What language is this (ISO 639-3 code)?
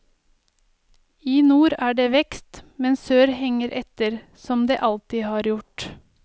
nor